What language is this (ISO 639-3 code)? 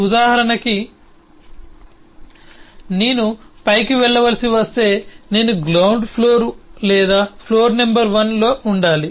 tel